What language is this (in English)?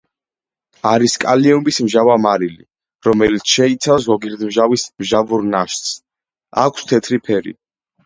Georgian